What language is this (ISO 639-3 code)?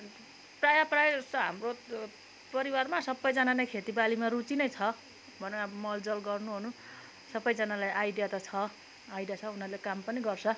nep